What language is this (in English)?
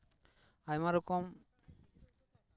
Santali